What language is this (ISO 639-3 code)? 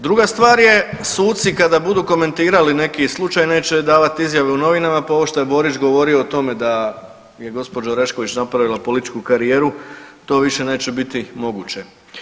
hrv